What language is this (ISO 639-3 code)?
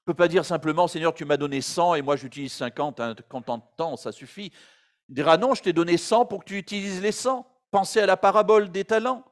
fra